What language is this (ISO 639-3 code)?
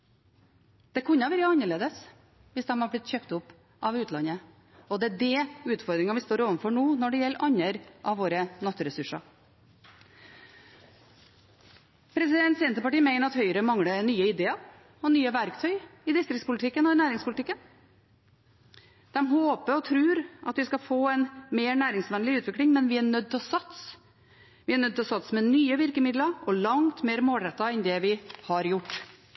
nob